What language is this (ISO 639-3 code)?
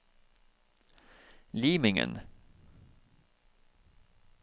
nor